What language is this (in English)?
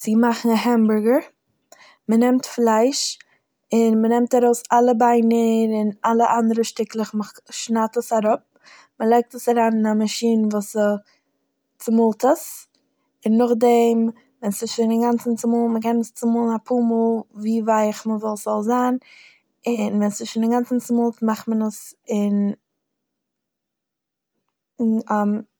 Yiddish